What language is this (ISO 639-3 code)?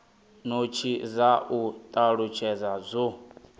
ven